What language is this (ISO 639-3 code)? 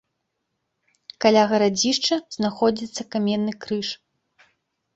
bel